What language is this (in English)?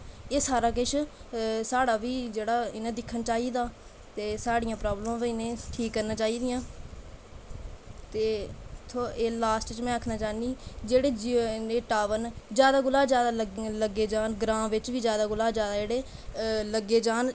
Dogri